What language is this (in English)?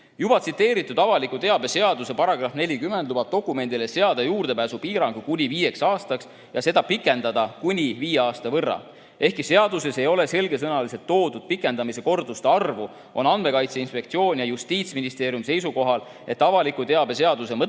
Estonian